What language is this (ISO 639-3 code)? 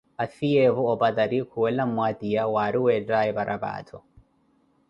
eko